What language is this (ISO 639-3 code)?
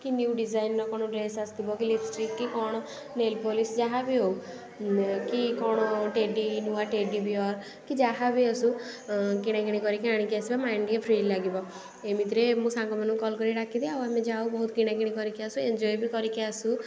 ori